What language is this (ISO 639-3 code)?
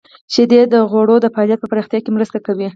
pus